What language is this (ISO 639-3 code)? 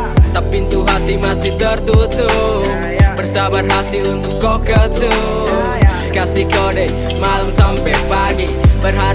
ind